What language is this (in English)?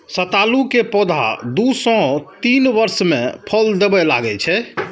Maithili